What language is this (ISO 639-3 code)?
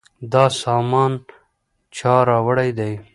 pus